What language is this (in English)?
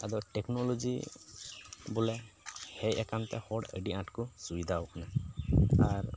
Santali